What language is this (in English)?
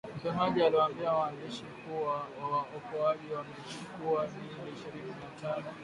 Swahili